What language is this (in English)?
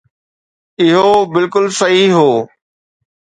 Sindhi